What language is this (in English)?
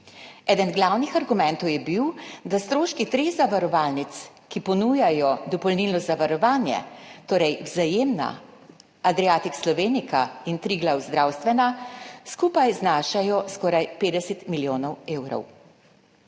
Slovenian